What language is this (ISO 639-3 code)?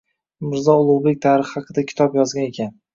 uzb